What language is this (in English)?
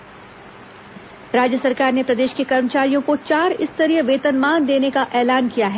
Hindi